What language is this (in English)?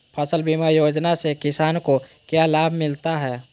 Magahi